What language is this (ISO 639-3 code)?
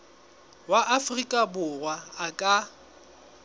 sot